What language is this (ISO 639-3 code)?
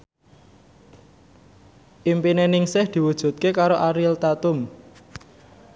jav